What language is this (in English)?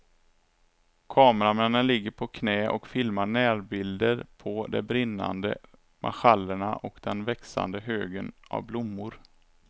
Swedish